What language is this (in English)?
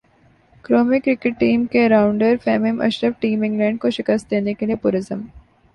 Urdu